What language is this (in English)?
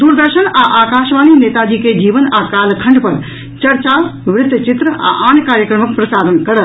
Maithili